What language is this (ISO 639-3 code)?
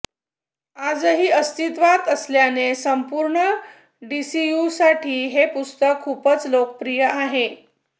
mar